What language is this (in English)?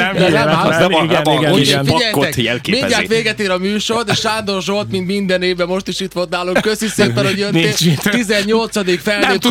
Hungarian